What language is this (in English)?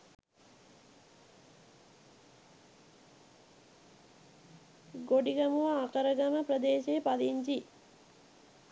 Sinhala